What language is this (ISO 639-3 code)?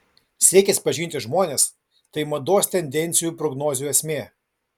lit